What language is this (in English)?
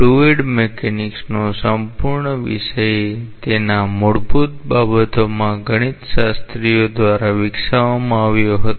Gujarati